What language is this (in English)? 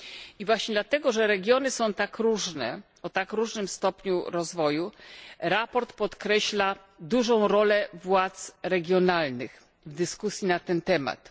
Polish